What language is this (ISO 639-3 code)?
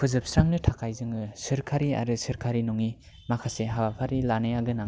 brx